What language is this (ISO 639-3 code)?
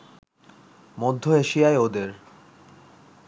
ben